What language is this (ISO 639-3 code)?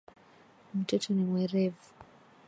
swa